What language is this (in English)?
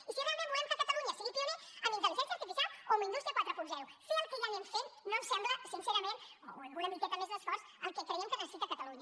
Catalan